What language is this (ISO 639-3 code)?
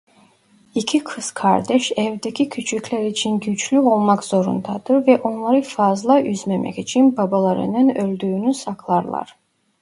tur